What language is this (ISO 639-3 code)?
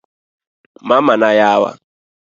luo